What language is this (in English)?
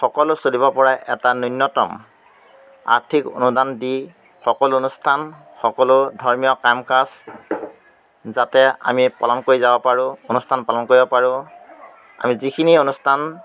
Assamese